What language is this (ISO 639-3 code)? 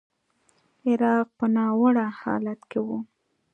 pus